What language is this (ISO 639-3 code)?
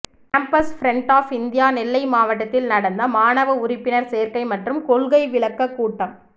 tam